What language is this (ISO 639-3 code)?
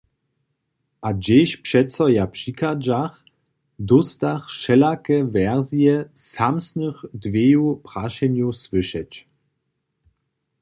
hsb